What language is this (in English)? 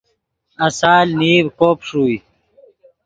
Yidgha